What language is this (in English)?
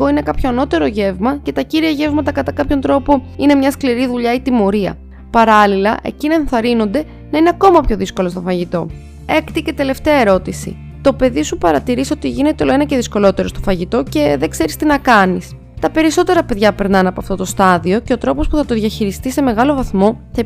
Greek